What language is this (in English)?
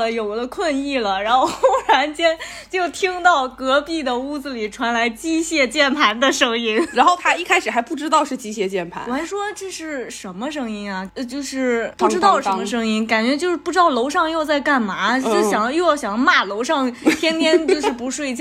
Chinese